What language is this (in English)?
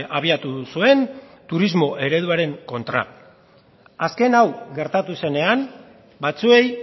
Basque